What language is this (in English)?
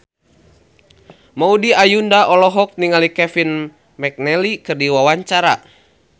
Sundanese